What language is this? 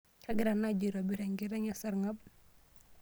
Masai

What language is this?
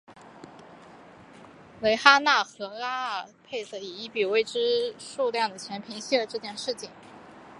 Chinese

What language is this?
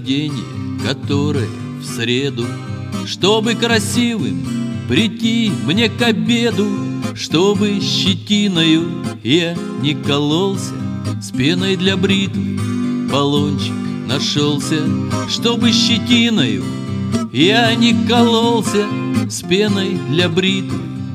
Russian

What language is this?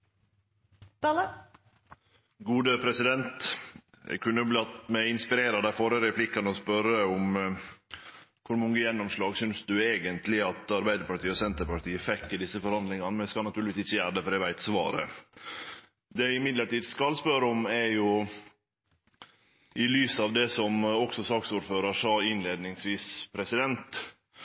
Norwegian Nynorsk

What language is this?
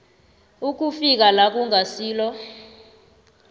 South Ndebele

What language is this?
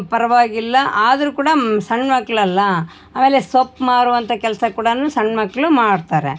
Kannada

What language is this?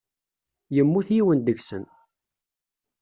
Kabyle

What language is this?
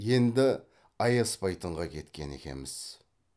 Kazakh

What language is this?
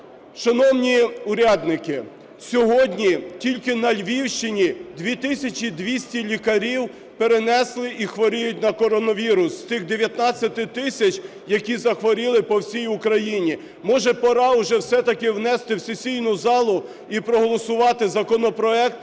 Ukrainian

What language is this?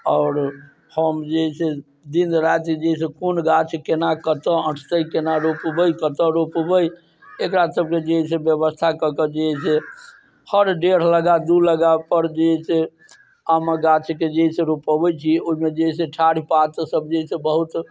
Maithili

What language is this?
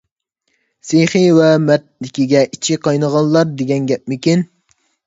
Uyghur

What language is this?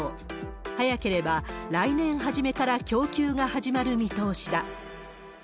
Japanese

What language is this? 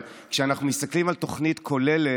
Hebrew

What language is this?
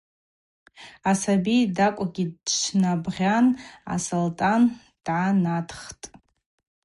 Abaza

